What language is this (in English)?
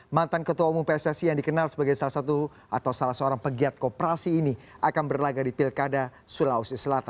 Indonesian